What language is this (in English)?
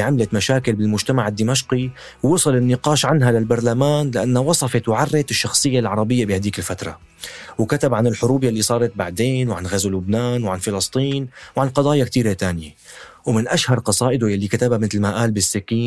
Arabic